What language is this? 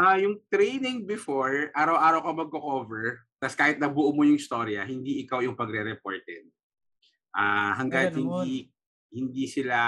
Filipino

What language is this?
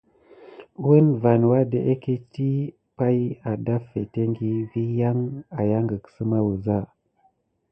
Gidar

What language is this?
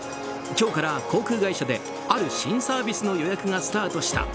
Japanese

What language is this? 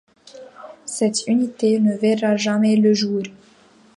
French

